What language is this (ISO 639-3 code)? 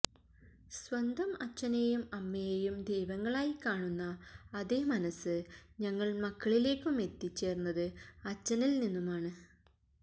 mal